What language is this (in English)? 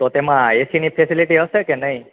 Gujarati